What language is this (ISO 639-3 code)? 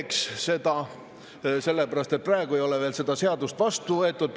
est